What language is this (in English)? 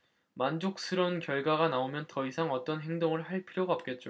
Korean